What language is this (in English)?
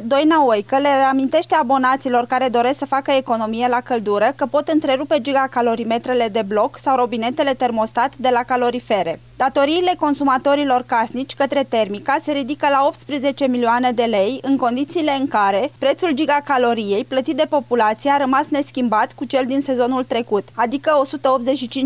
Romanian